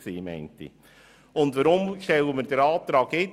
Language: Swiss German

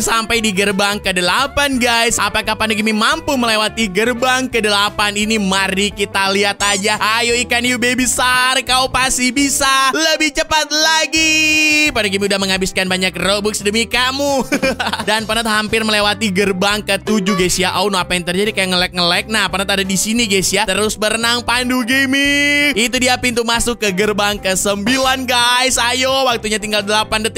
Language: Indonesian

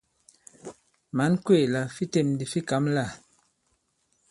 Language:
Bankon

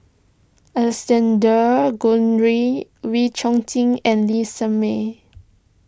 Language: English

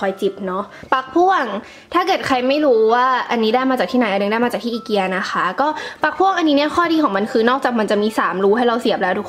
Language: Thai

